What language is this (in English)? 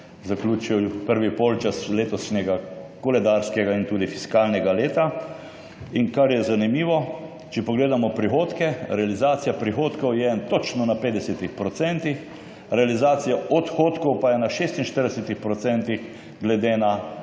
Slovenian